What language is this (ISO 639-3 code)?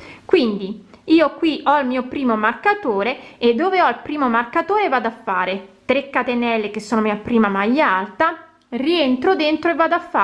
ita